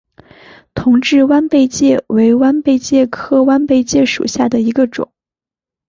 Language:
Chinese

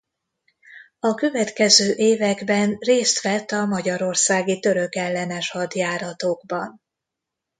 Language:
Hungarian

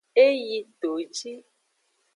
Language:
Aja (Benin)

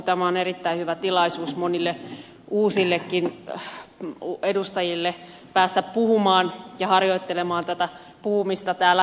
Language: Finnish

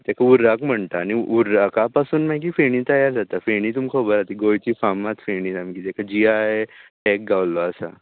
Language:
Konkani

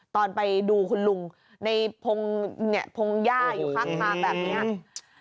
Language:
Thai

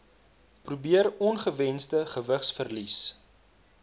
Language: Afrikaans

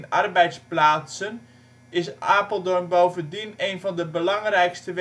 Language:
Dutch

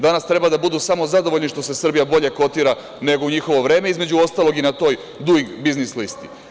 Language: Serbian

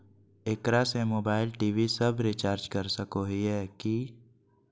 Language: Magahi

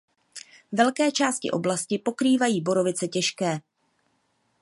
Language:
Czech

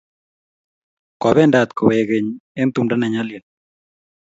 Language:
Kalenjin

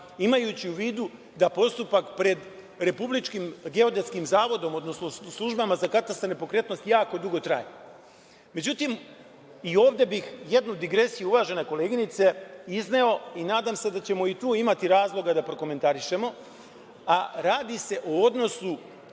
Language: Serbian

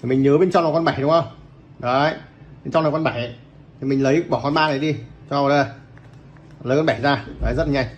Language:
Vietnamese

